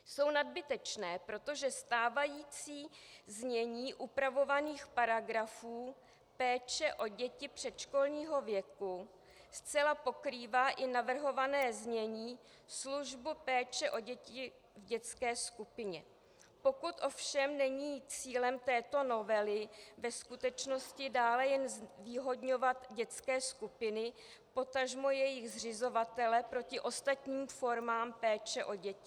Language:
Czech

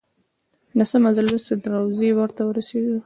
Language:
Pashto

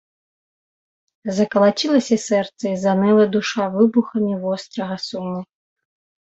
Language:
Belarusian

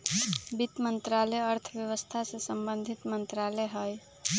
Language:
Magahi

